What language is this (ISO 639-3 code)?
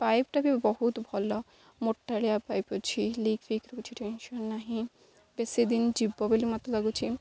ori